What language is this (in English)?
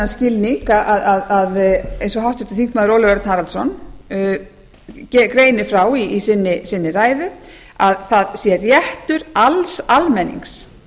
Icelandic